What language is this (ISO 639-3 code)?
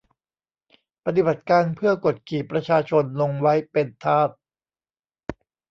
tha